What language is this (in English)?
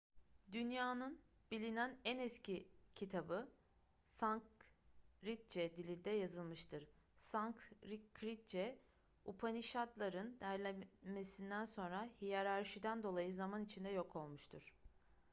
Turkish